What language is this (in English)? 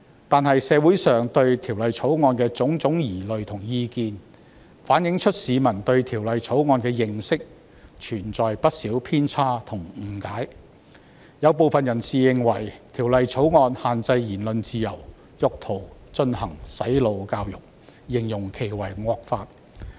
Cantonese